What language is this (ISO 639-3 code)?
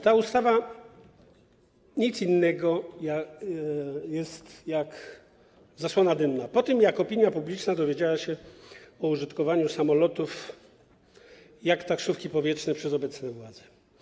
pol